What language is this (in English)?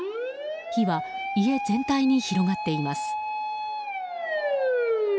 Japanese